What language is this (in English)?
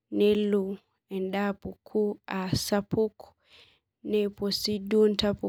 Masai